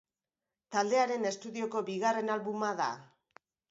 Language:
Basque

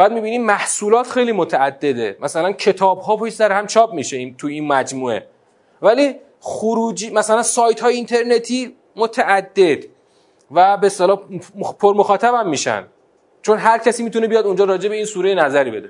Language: Persian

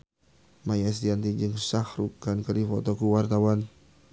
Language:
Sundanese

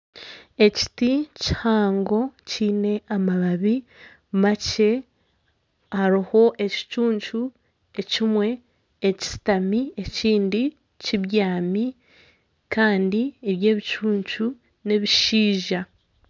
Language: Nyankole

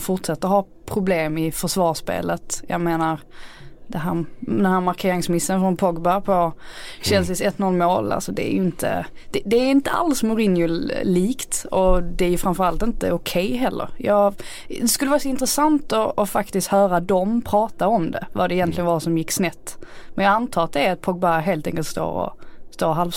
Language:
Swedish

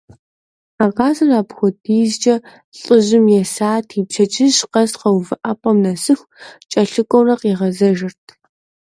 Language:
Kabardian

